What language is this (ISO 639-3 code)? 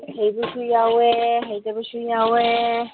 mni